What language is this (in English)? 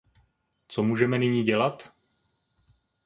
Czech